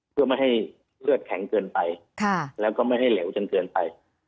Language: Thai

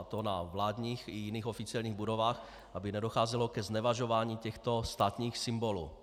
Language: Czech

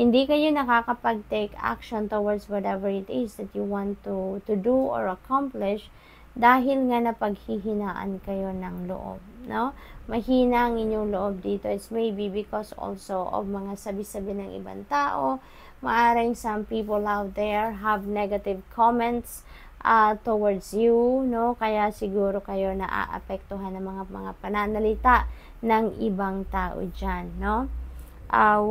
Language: Filipino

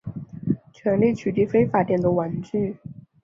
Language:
Chinese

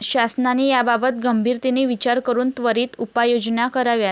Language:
Marathi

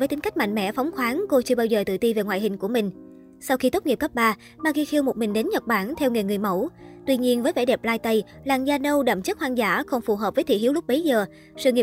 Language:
Vietnamese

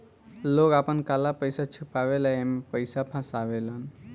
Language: Bhojpuri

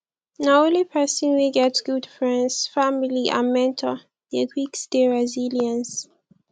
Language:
Nigerian Pidgin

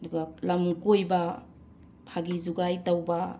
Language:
Manipuri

